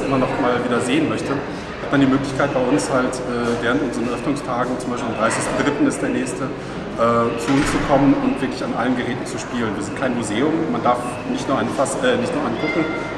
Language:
German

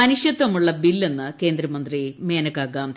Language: Malayalam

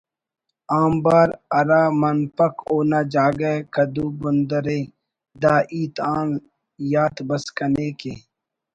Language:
Brahui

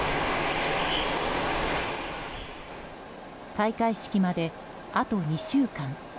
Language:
Japanese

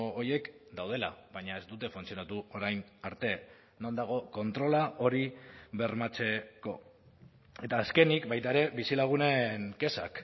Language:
Basque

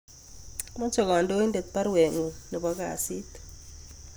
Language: Kalenjin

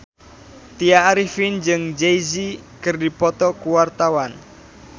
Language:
Sundanese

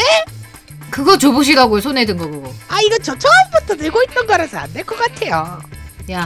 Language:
Korean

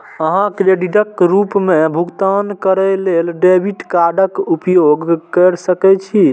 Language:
Maithili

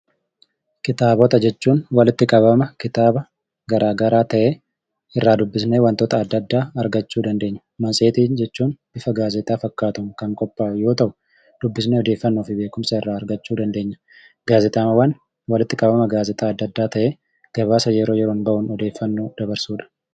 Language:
Oromo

